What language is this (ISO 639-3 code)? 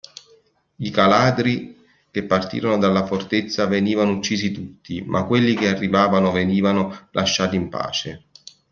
ita